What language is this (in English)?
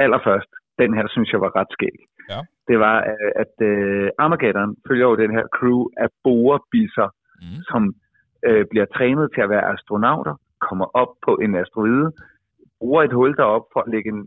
Danish